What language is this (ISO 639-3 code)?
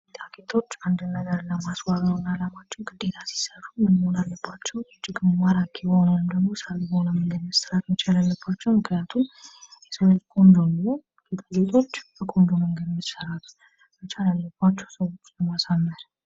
amh